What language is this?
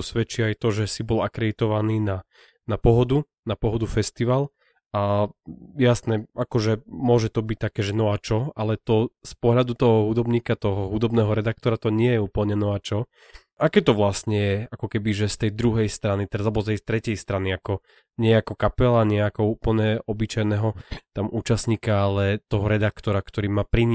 Slovak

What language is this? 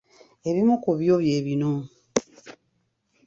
Ganda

